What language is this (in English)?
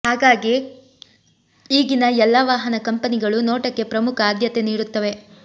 Kannada